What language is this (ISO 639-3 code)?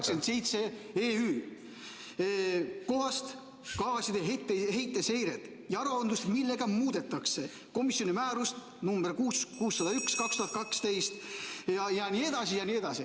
est